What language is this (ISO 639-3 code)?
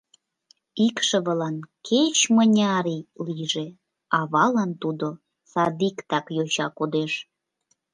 chm